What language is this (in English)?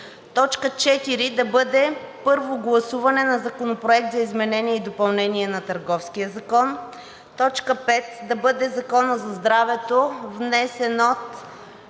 Bulgarian